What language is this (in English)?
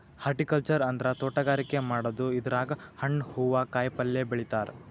Kannada